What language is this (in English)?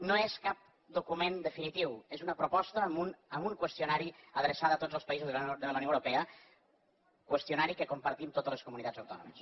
Catalan